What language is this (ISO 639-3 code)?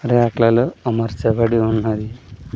tel